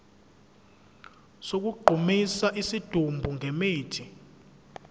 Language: Zulu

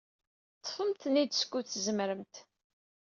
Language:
Kabyle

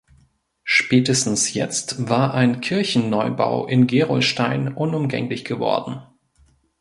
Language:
German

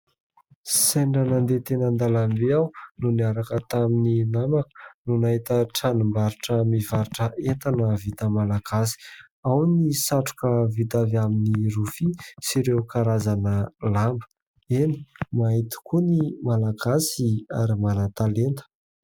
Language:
Malagasy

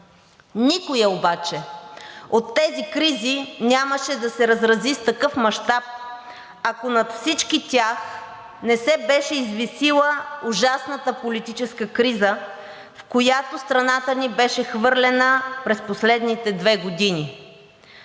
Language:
Bulgarian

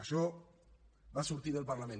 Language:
Catalan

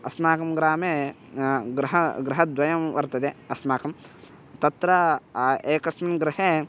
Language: Sanskrit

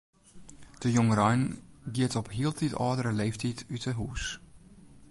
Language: Western Frisian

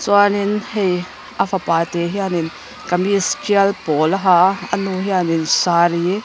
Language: Mizo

